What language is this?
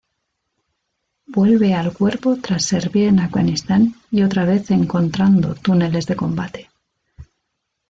Spanish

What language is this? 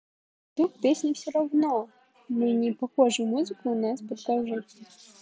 Russian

